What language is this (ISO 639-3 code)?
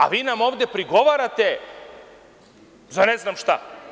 srp